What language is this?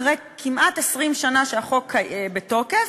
Hebrew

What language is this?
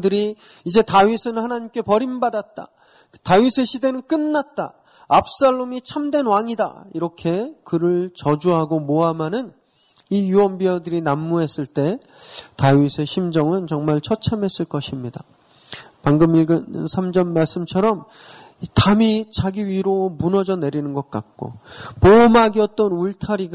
Korean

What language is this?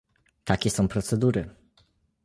Polish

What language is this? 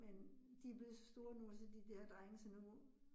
Danish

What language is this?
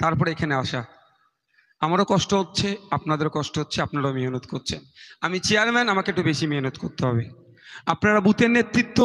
Bangla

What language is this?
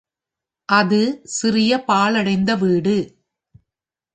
Tamil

